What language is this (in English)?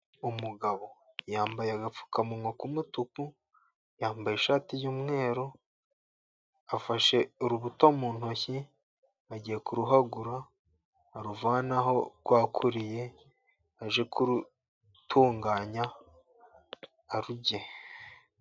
Kinyarwanda